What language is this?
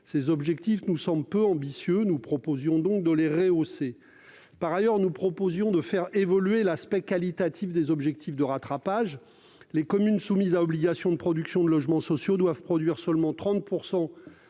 French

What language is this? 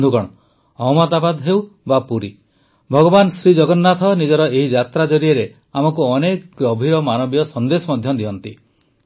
Odia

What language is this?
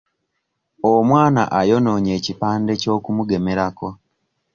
Ganda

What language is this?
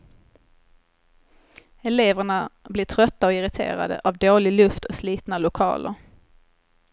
Swedish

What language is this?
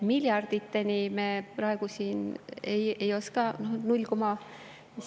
Estonian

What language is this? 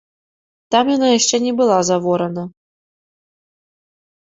Belarusian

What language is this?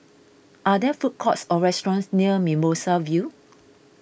English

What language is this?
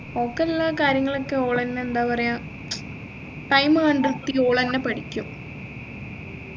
Malayalam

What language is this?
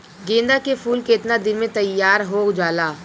Bhojpuri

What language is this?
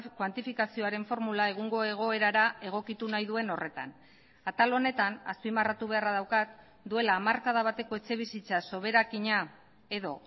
Basque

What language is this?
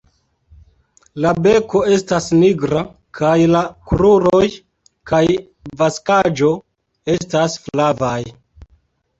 Esperanto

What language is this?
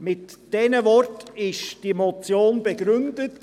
Swiss German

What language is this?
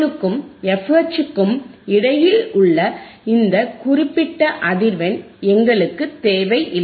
Tamil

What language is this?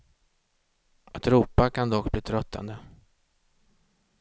Swedish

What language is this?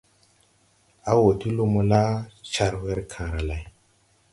Tupuri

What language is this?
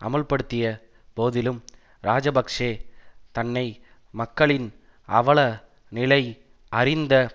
Tamil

